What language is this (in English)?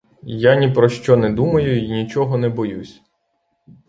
Ukrainian